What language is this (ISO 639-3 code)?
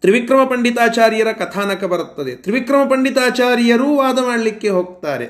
kan